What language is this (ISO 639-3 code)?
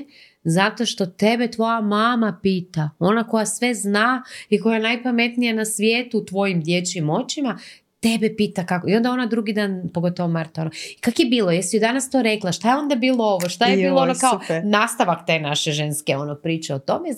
hrv